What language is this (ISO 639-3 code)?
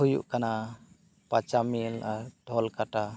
sat